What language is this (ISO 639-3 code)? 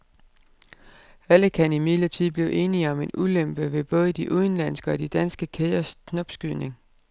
dan